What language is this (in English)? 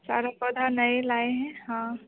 Hindi